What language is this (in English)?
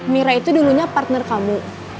Indonesian